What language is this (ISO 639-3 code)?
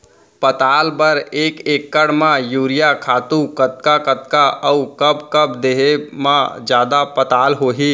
hne